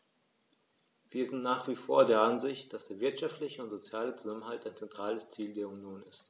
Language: German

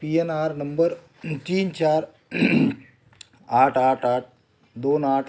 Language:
Marathi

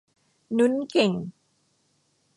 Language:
Thai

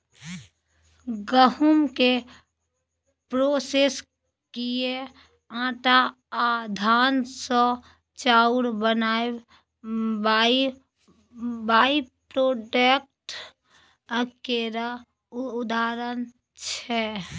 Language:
Maithili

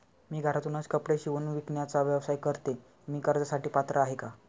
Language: Marathi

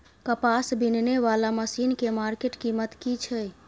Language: Maithili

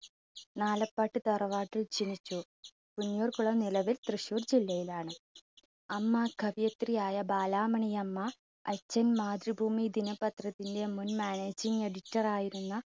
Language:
Malayalam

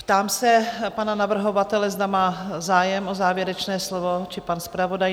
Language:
Czech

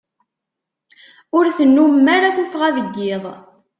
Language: Kabyle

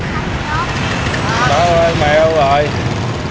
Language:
Vietnamese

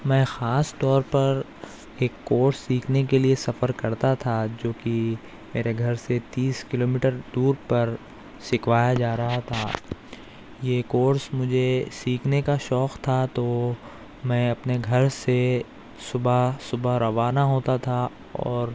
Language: Urdu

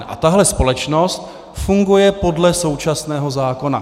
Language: Czech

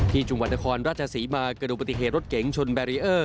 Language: Thai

